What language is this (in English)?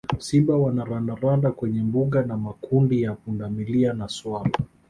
Swahili